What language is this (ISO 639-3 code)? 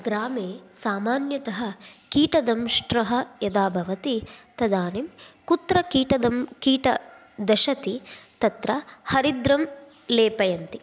san